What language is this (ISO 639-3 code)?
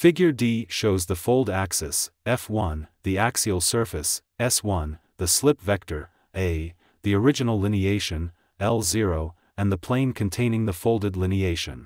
eng